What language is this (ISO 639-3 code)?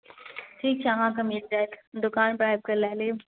mai